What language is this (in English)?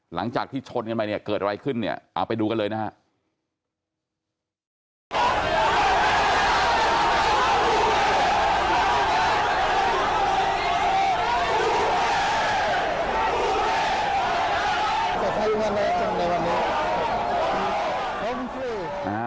Thai